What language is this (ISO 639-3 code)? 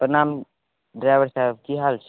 mai